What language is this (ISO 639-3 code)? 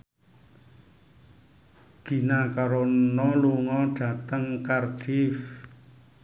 jav